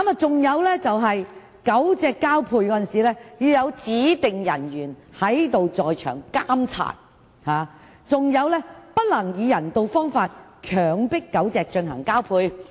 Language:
Cantonese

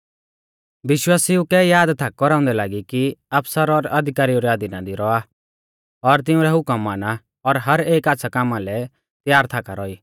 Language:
Mahasu Pahari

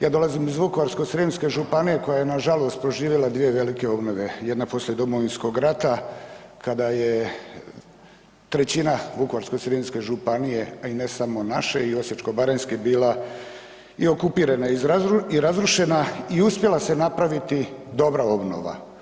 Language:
Croatian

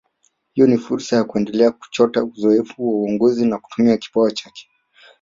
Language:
Swahili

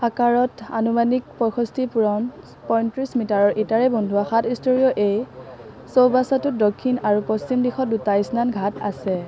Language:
Assamese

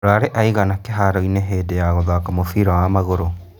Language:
Kikuyu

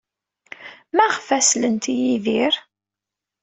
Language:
Kabyle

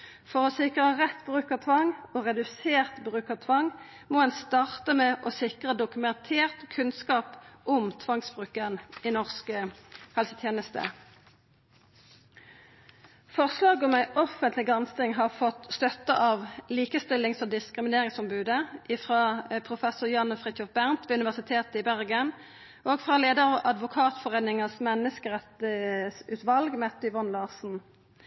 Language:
Norwegian Nynorsk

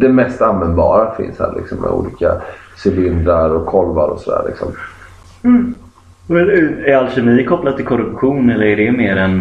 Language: Swedish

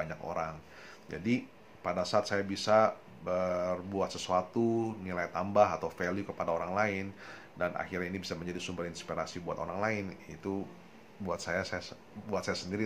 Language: Indonesian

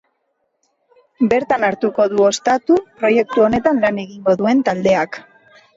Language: Basque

